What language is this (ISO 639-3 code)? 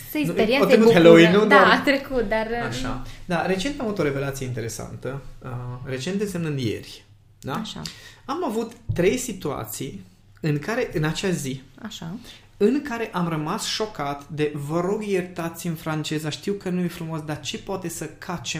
ron